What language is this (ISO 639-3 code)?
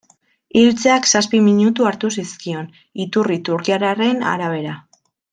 eus